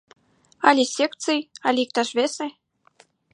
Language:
Mari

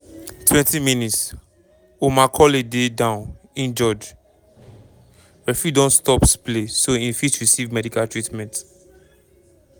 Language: Nigerian Pidgin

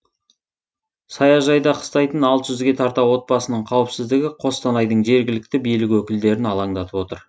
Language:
Kazakh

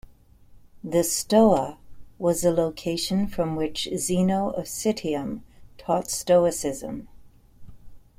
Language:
English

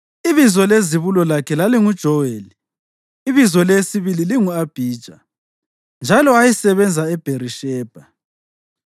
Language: North Ndebele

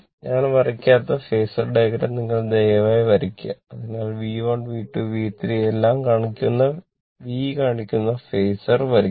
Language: Malayalam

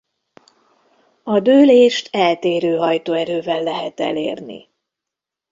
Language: Hungarian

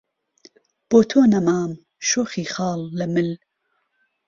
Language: Central Kurdish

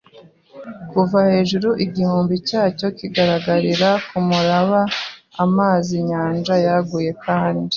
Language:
Kinyarwanda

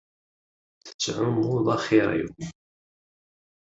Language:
Kabyle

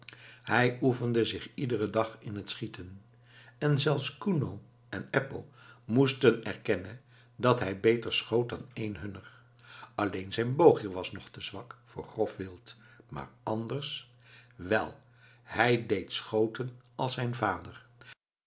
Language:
Dutch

